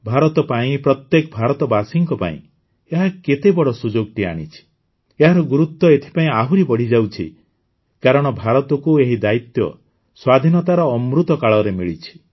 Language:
Odia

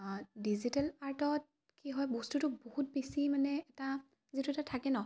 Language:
Assamese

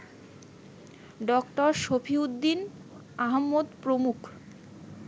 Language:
Bangla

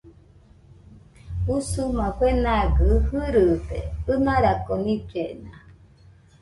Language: Nüpode Huitoto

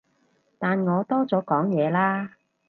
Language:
Cantonese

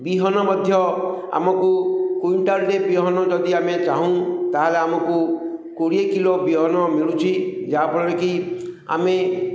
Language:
Odia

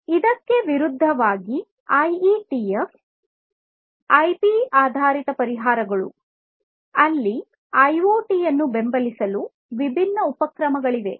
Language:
Kannada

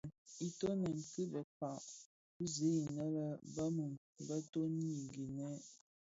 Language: Bafia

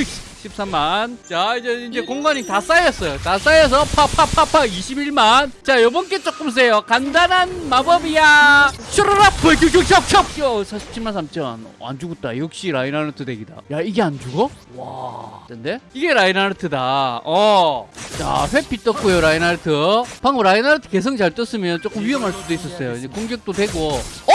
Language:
Korean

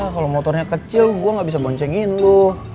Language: Indonesian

